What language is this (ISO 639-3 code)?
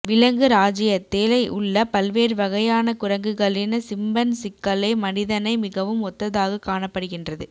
tam